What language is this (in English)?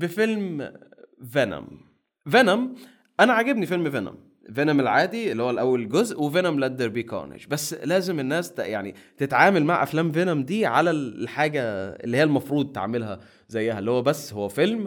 Arabic